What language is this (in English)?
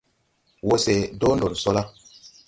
Tupuri